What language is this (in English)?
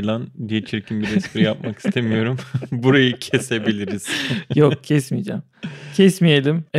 Turkish